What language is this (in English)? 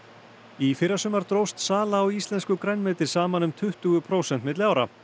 Icelandic